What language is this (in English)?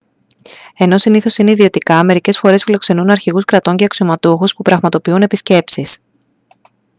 Greek